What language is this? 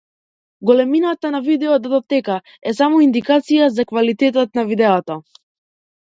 Macedonian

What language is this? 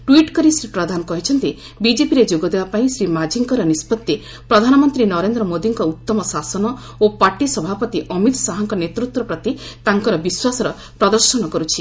Odia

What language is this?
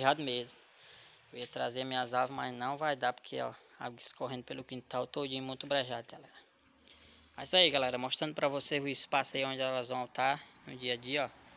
Portuguese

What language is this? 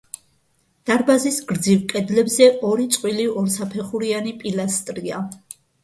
Georgian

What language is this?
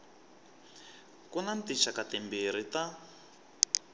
Tsonga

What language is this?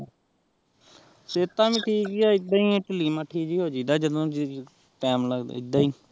Punjabi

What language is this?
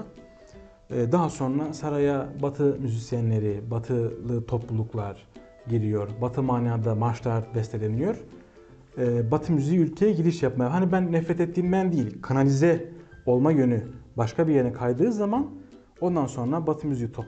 Turkish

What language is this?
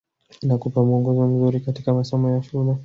Swahili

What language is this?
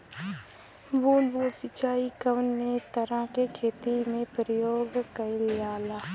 Bhojpuri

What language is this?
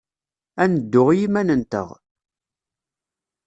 Kabyle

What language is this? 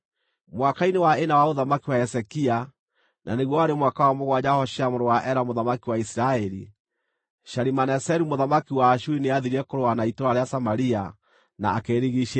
Kikuyu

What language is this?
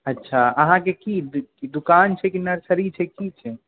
Maithili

